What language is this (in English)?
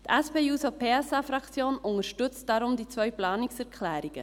Swiss German